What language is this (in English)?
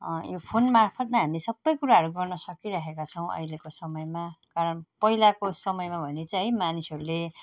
Nepali